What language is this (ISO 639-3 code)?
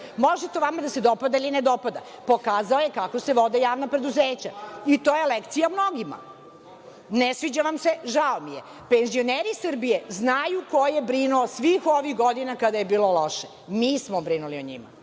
srp